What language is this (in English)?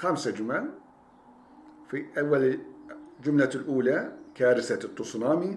Turkish